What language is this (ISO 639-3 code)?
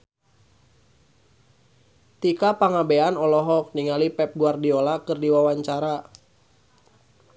sun